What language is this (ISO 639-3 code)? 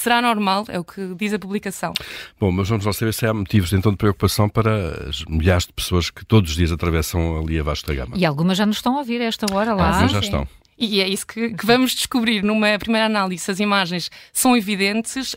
por